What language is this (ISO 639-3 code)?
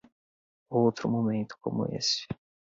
por